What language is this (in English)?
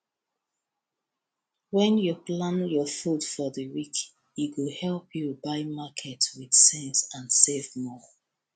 Nigerian Pidgin